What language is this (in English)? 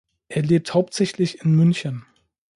German